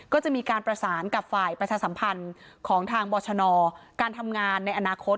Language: Thai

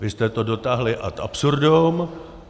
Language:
Czech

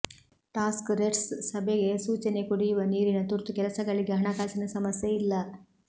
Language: Kannada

